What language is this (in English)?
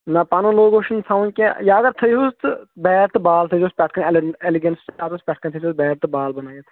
Kashmiri